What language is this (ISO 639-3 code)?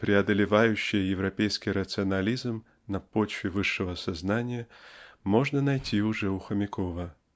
rus